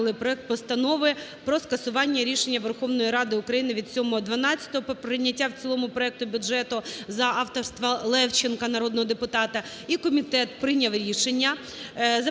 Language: Ukrainian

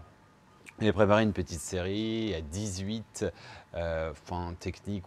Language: French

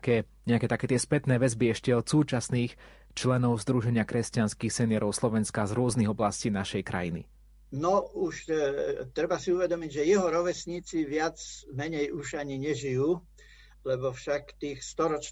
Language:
Slovak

